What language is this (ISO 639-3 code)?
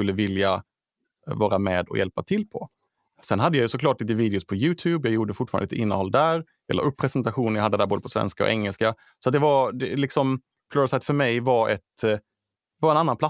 swe